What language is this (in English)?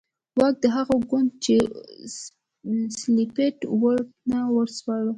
Pashto